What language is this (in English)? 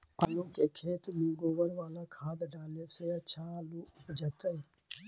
Magahi